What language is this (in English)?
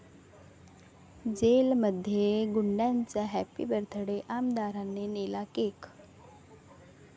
Marathi